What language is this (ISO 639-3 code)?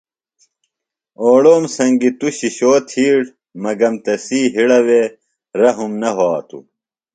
phl